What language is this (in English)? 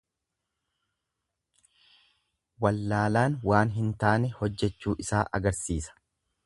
Oromo